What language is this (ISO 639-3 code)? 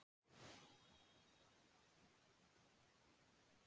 isl